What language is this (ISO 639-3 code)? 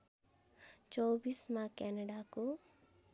nep